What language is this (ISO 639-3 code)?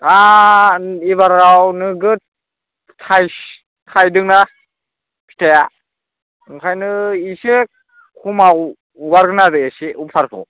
brx